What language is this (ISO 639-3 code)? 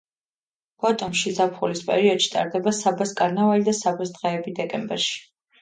kat